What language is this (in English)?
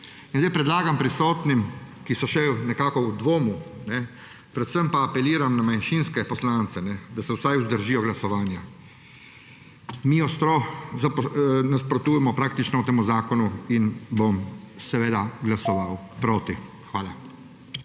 Slovenian